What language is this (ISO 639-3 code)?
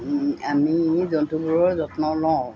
asm